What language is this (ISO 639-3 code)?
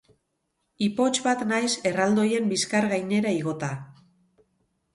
eus